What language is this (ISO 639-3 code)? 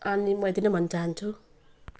nep